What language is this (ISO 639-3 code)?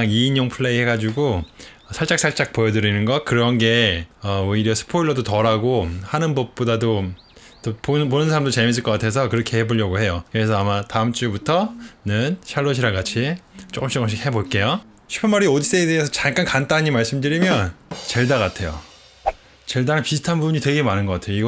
kor